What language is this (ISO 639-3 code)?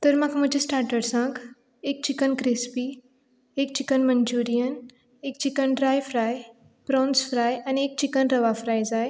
kok